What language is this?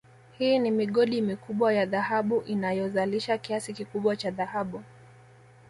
Swahili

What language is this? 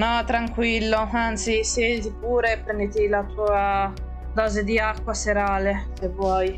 Italian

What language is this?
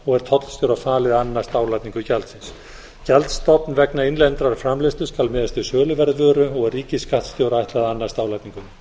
Icelandic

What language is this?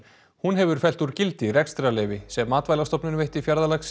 Icelandic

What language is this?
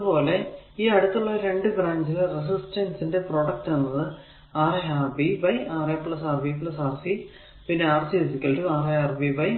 Malayalam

